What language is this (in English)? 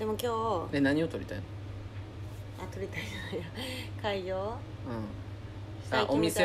Japanese